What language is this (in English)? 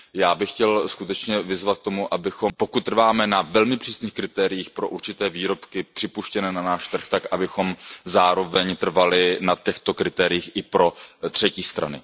Czech